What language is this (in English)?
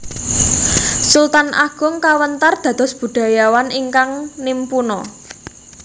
Javanese